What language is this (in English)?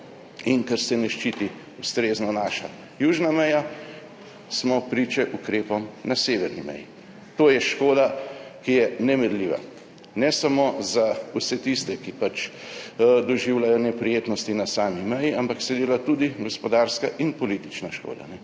Slovenian